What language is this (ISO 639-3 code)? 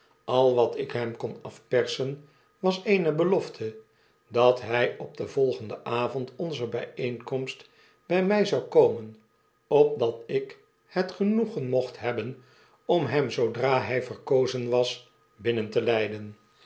nld